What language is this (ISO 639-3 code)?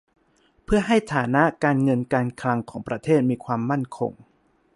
tha